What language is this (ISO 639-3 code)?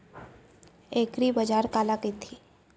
hne